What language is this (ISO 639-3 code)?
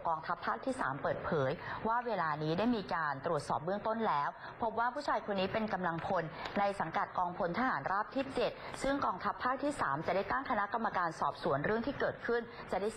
tha